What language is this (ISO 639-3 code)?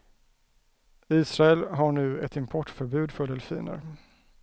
swe